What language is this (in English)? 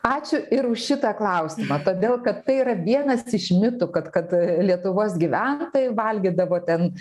Lithuanian